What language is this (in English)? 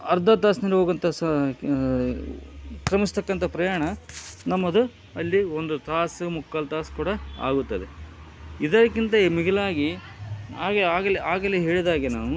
Kannada